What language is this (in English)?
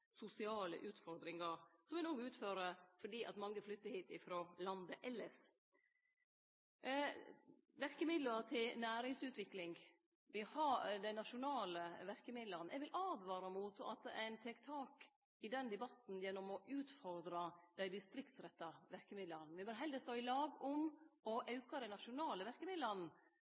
Norwegian Nynorsk